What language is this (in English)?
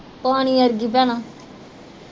Punjabi